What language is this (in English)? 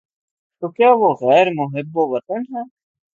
Urdu